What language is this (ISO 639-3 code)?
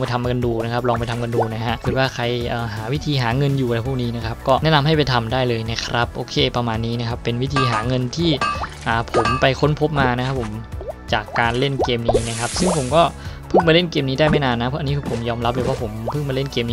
tha